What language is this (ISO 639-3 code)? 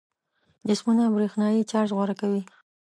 pus